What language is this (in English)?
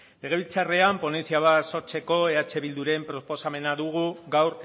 Basque